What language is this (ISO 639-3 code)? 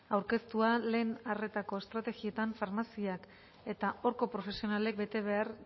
eus